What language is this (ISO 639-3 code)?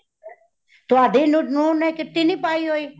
pan